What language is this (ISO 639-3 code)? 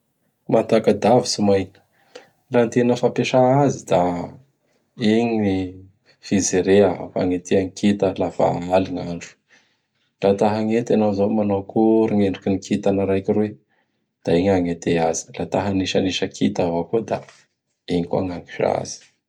bhr